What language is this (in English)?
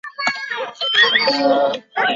Chinese